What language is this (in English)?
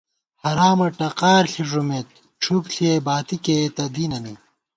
Gawar-Bati